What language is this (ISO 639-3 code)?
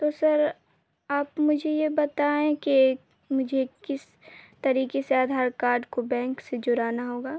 urd